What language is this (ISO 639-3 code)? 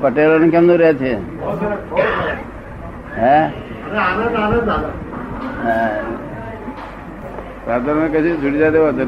guj